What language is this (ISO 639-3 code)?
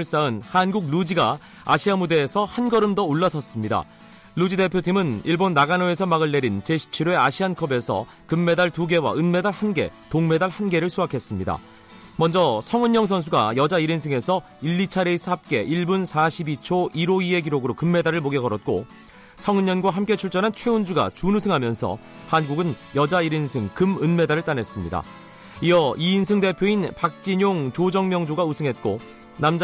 kor